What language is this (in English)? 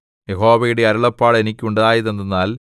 Malayalam